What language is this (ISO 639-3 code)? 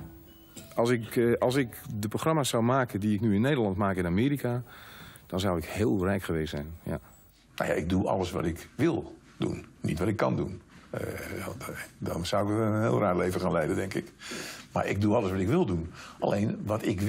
nld